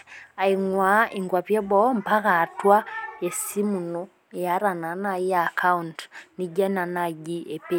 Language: Masai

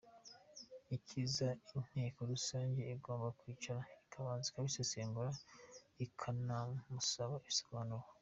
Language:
Kinyarwanda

